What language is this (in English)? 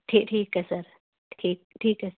Punjabi